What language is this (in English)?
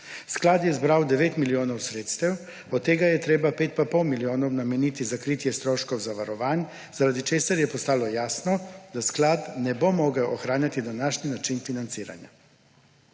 Slovenian